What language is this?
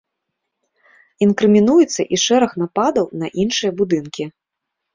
Belarusian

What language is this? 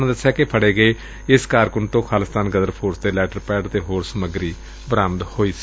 Punjabi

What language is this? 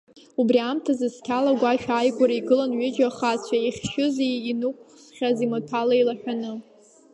Abkhazian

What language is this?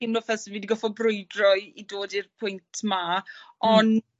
Welsh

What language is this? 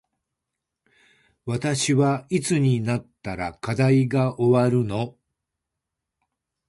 Japanese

